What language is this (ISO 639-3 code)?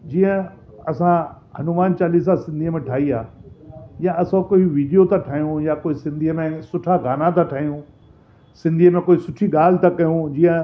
snd